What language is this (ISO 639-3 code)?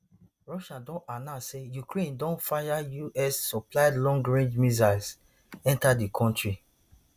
pcm